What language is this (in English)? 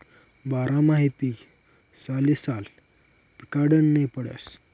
Marathi